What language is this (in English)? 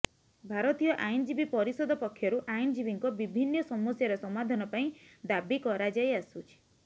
Odia